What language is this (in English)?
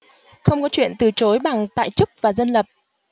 Vietnamese